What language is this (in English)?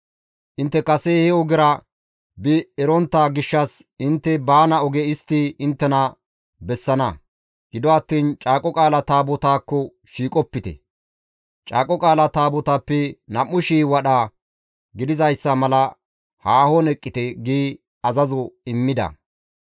Gamo